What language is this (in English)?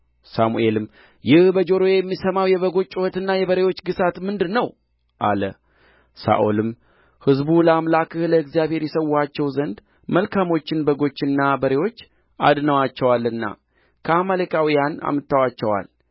Amharic